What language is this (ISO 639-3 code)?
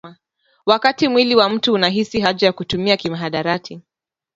swa